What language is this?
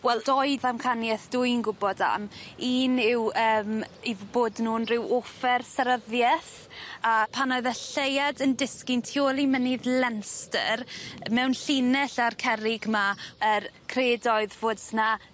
Welsh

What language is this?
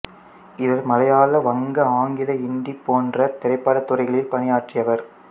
Tamil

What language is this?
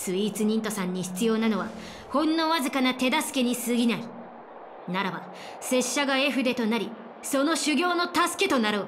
Japanese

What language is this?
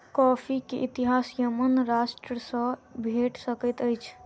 Maithili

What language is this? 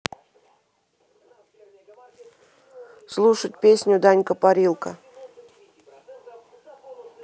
Russian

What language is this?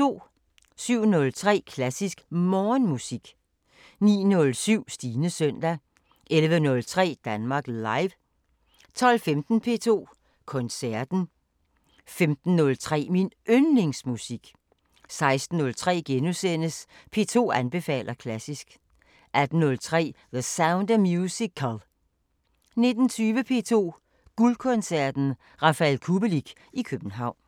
Danish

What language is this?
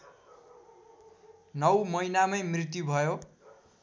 Nepali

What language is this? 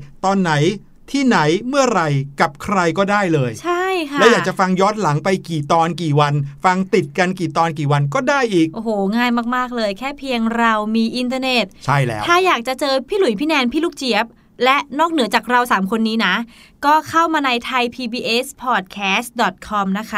Thai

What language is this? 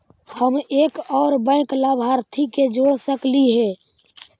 Magahi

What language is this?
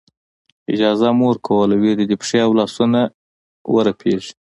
Pashto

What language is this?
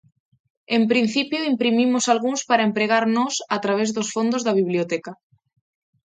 Galician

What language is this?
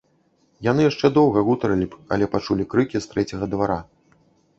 Belarusian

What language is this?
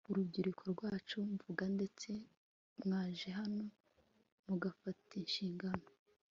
Kinyarwanda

